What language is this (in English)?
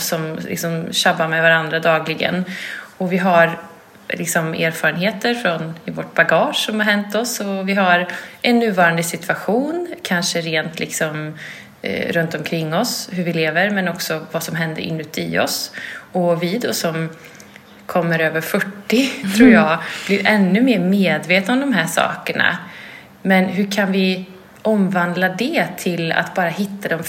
Swedish